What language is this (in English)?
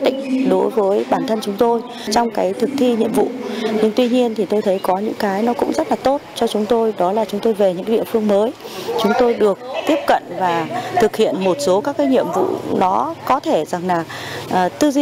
Vietnamese